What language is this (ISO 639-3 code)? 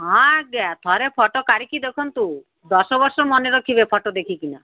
ori